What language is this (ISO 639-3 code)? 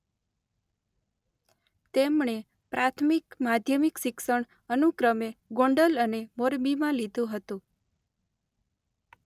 guj